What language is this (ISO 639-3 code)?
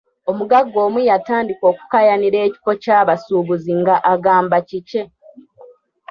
lug